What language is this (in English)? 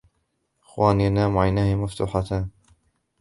Arabic